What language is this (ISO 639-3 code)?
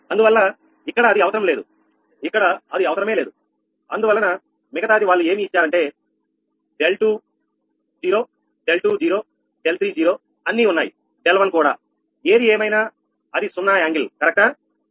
tel